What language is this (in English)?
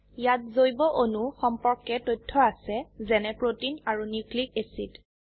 Assamese